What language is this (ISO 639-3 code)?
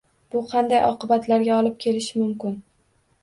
uzb